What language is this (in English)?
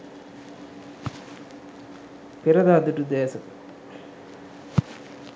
Sinhala